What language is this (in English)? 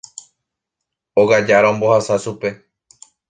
Guarani